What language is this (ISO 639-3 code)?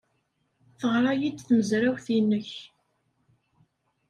kab